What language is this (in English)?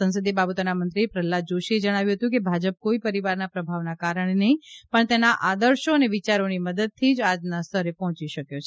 Gujarati